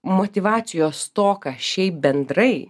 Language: Lithuanian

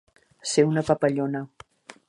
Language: Catalan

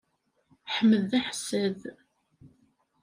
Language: Kabyle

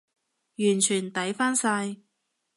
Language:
Cantonese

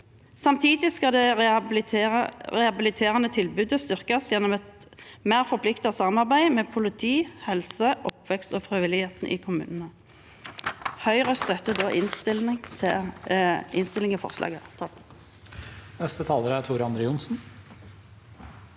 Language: Norwegian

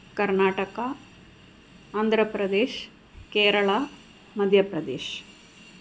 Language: Sanskrit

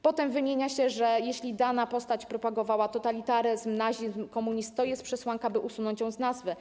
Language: Polish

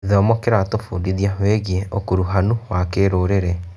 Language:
Kikuyu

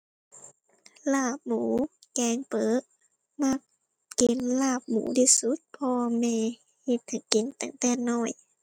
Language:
Thai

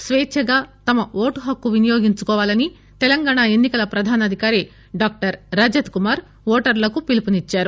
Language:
Telugu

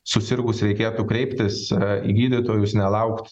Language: Lithuanian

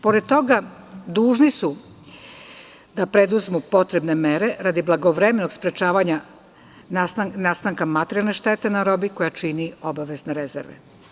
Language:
Serbian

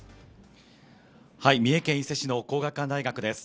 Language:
Japanese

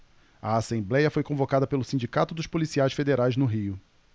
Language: Portuguese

